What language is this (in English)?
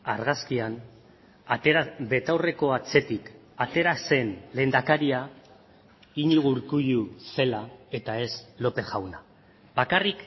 Basque